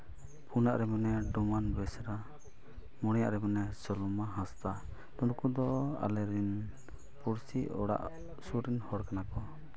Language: Santali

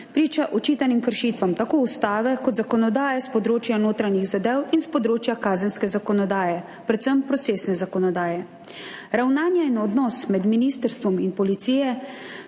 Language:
Slovenian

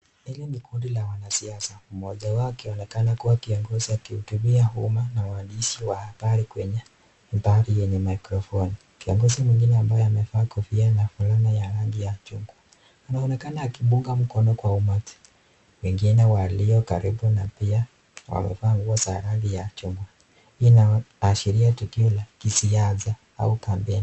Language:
Swahili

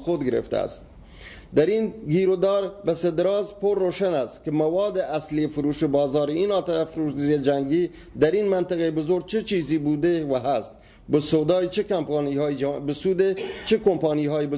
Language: Persian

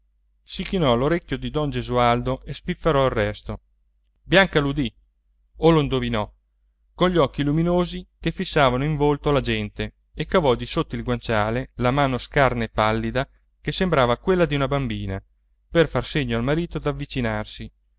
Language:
Italian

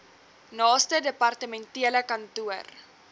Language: Afrikaans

